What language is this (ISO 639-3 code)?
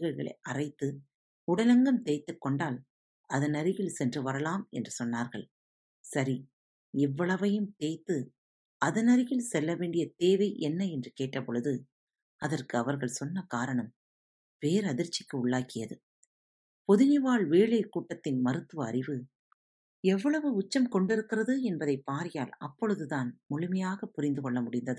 tam